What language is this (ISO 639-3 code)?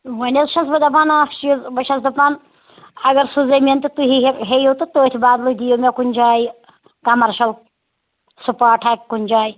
kas